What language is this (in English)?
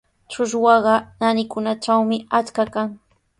Sihuas Ancash Quechua